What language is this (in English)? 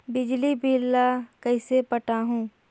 Chhattisgarhi